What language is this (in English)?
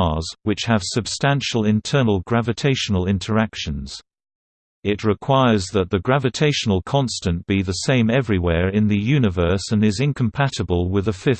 English